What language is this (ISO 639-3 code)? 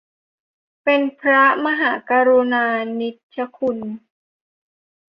tha